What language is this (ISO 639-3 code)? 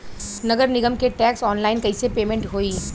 bho